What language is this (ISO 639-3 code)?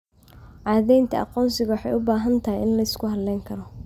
som